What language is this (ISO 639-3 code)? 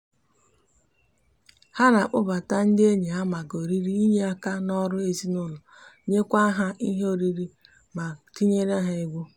ibo